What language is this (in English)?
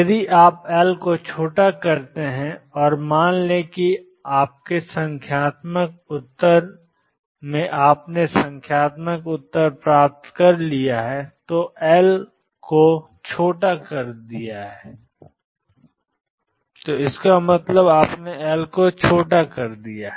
Hindi